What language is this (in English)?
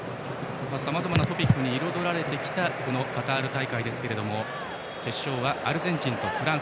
Japanese